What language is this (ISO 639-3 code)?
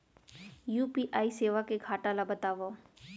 hne